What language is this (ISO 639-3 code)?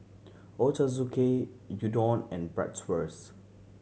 eng